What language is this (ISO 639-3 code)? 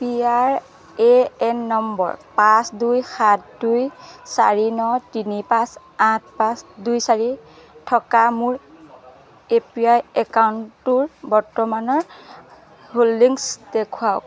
asm